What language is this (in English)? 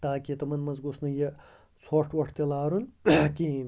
Kashmiri